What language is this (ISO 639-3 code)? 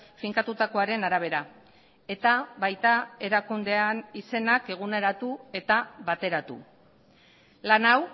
eus